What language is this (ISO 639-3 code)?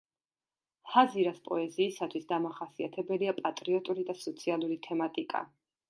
kat